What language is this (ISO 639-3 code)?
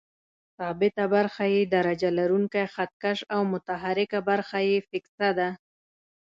pus